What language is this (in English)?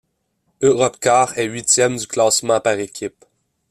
French